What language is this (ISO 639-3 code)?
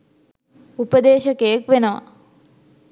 sin